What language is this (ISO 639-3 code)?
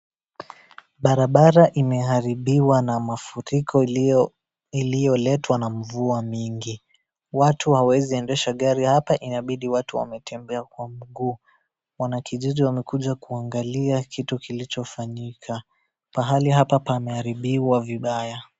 swa